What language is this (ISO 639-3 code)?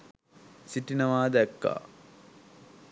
sin